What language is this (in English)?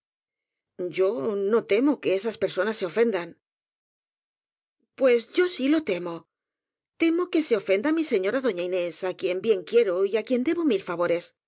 Spanish